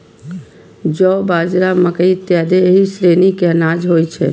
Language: Maithili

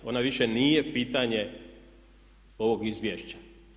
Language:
Croatian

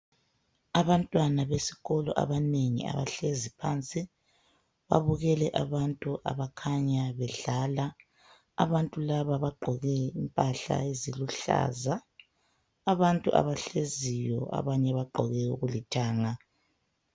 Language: North Ndebele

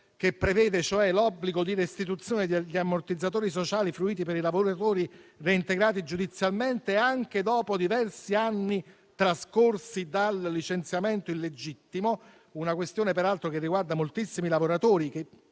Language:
Italian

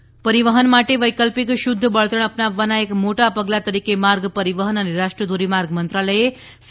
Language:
Gujarati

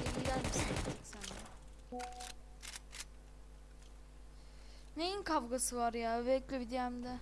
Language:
Turkish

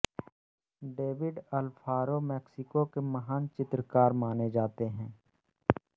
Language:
Hindi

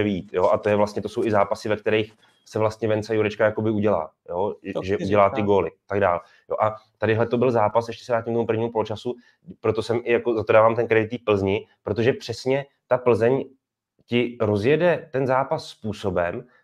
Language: Czech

